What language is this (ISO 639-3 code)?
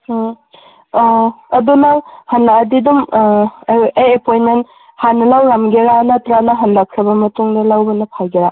mni